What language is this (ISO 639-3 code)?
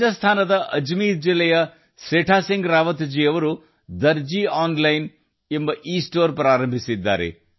kan